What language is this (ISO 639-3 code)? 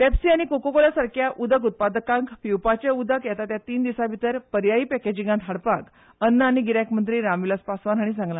kok